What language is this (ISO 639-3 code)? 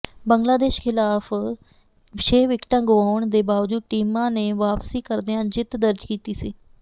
pan